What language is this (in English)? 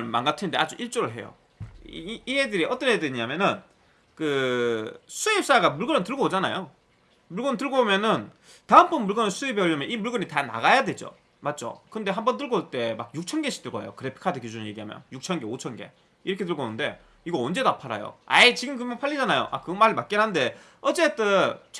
Korean